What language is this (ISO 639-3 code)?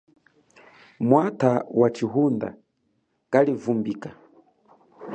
cjk